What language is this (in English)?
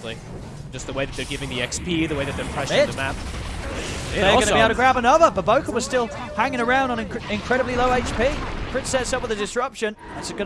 English